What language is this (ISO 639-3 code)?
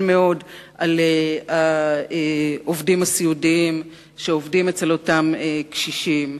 heb